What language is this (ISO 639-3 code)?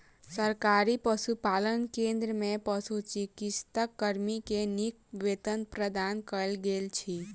mai